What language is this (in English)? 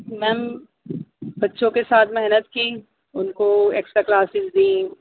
Urdu